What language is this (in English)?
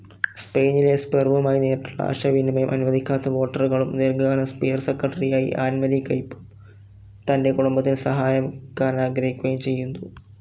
Malayalam